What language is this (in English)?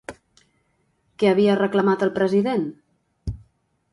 Catalan